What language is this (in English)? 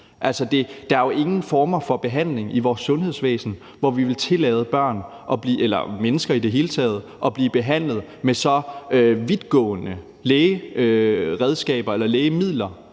Danish